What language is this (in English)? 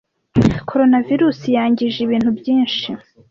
Kinyarwanda